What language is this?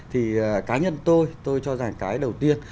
Vietnamese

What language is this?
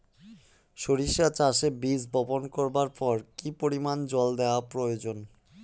Bangla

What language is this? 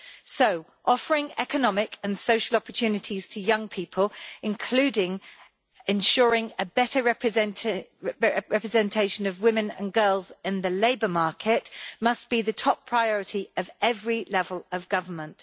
English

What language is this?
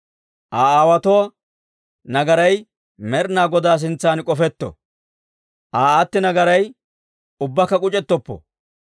Dawro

